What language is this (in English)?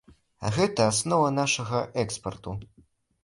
Belarusian